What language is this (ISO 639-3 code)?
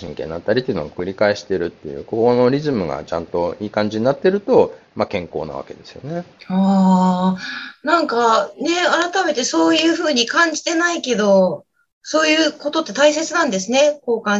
jpn